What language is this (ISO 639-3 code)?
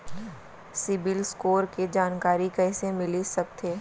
hne